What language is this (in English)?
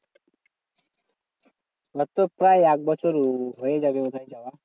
Bangla